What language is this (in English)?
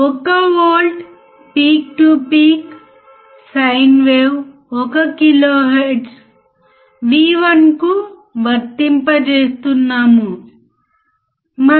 Telugu